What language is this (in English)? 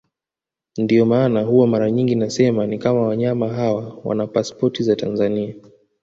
Swahili